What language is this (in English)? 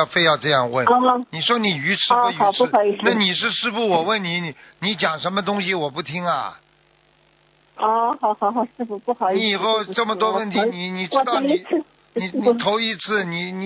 Chinese